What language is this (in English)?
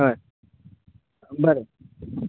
Konkani